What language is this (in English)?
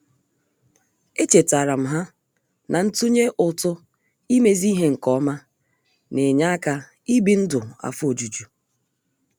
Igbo